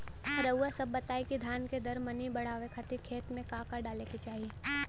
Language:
Bhojpuri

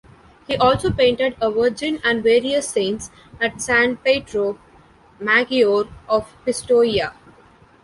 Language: English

